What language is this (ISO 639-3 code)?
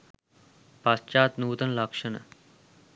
sin